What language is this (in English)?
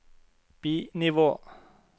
Norwegian